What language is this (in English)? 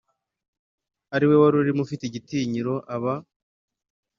Kinyarwanda